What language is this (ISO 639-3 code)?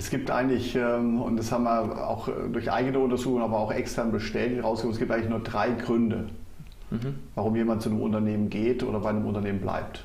deu